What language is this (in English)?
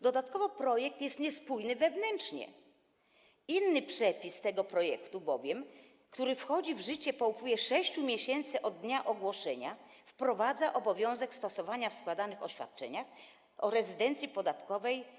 Polish